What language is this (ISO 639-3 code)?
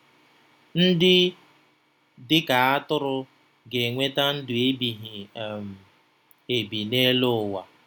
ibo